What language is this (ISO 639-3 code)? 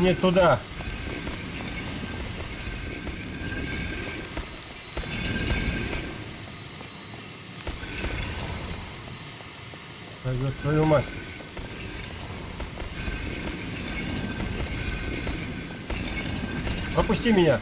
rus